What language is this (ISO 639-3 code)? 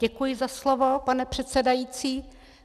ces